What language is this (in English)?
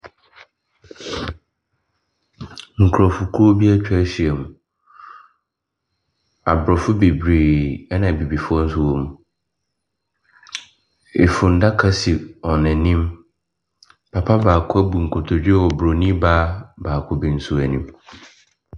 Akan